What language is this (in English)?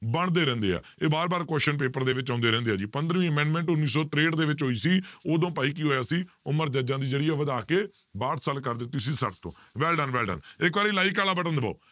Punjabi